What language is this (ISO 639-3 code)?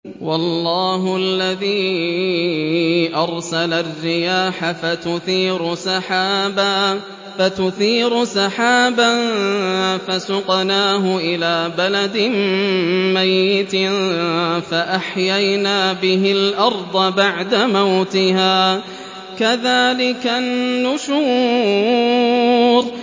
ara